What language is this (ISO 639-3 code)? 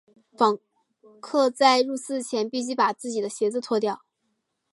zho